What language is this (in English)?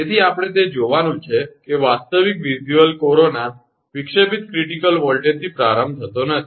Gujarati